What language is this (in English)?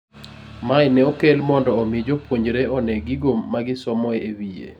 Luo (Kenya and Tanzania)